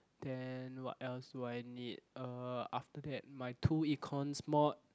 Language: English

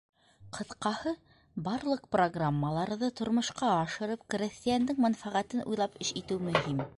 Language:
Bashkir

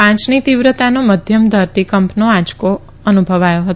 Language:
Gujarati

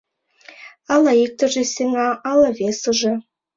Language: Mari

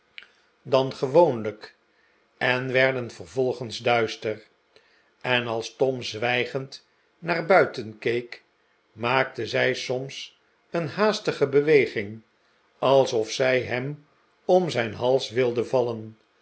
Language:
Dutch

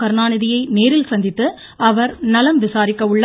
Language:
Tamil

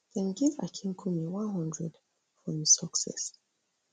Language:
Nigerian Pidgin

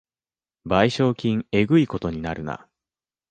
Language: Japanese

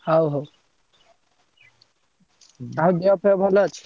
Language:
Odia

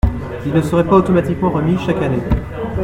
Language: French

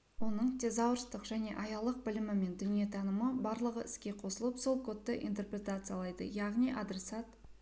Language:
Kazakh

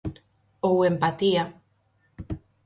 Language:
Galician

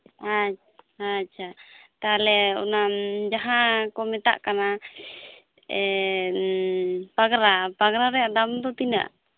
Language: Santali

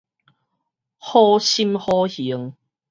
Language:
Min Nan Chinese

